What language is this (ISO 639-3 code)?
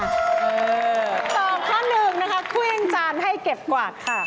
tha